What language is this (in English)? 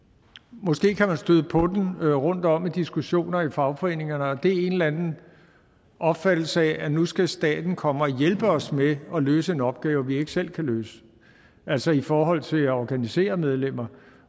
Danish